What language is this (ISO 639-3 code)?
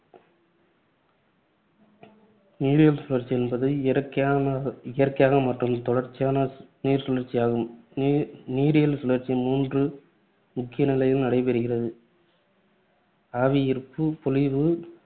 tam